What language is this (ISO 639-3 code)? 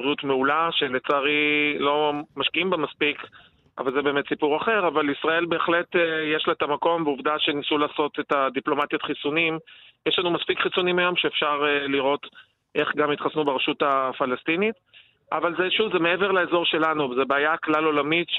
heb